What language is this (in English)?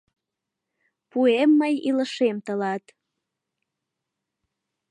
Mari